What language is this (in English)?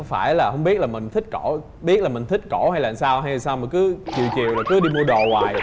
Vietnamese